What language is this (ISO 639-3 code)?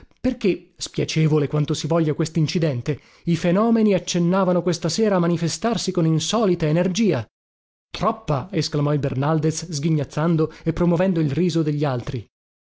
ita